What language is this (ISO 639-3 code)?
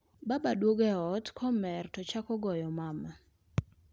luo